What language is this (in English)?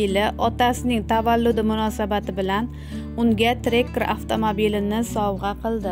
Turkish